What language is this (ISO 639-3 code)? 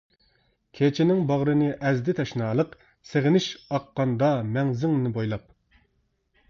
uig